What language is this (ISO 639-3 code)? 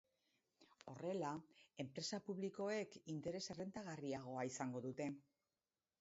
eus